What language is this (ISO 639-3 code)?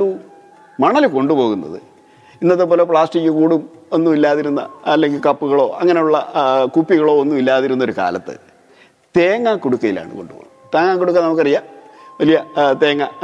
mal